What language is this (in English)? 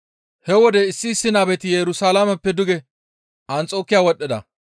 Gamo